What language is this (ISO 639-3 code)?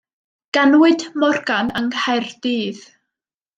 cym